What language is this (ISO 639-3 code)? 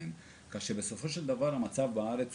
heb